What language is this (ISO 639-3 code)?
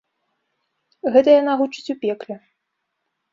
bel